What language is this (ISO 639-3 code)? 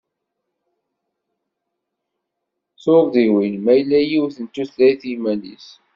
kab